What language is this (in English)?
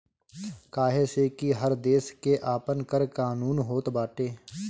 Bhojpuri